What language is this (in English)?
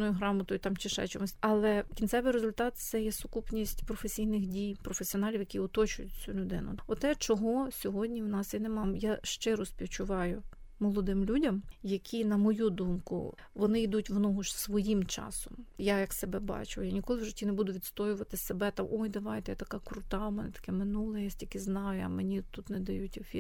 Ukrainian